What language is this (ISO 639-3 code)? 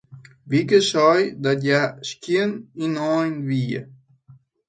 fry